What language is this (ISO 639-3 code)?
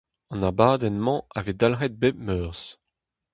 bre